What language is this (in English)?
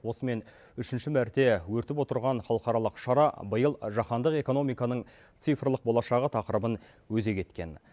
Kazakh